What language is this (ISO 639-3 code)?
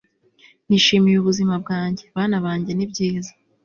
kin